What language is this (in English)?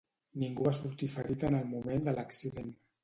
Catalan